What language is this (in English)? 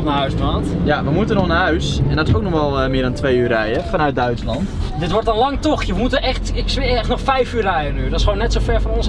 Dutch